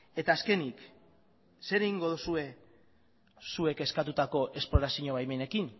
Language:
Basque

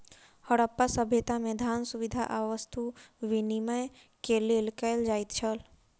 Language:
Maithili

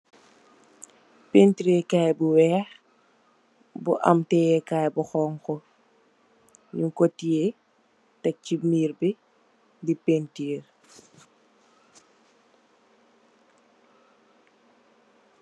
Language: Wolof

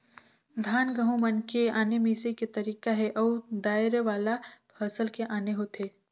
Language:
Chhattisgarhi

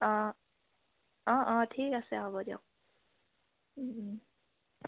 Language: Assamese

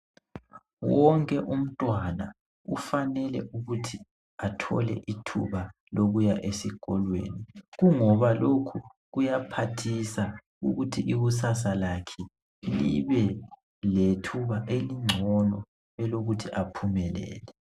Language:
North Ndebele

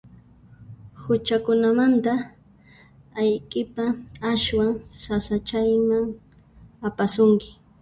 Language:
Puno Quechua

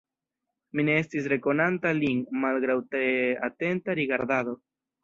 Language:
Esperanto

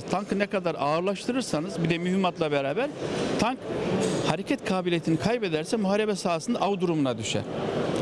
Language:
Turkish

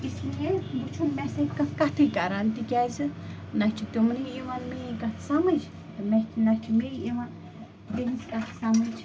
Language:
Kashmiri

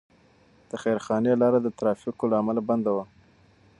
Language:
Pashto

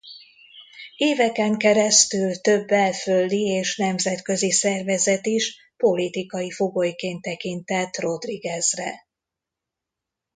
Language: Hungarian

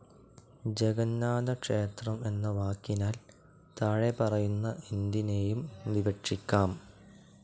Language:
Malayalam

